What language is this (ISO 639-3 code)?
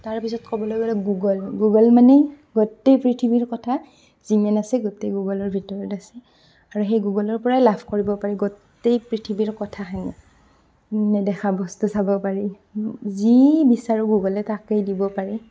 asm